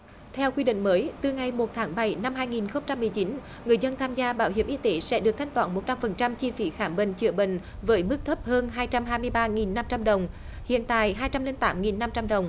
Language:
Vietnamese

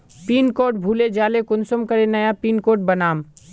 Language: Magahi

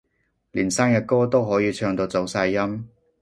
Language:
Cantonese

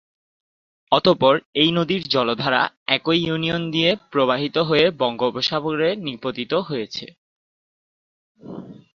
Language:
Bangla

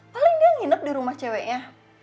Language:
Indonesian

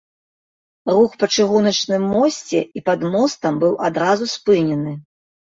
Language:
Belarusian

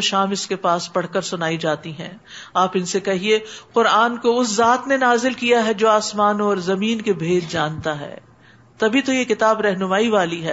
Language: Urdu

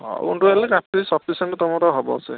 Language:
Odia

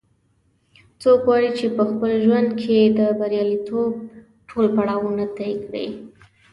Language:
Pashto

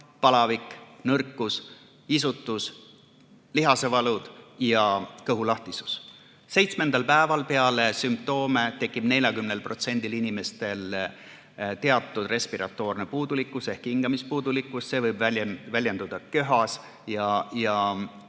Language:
Estonian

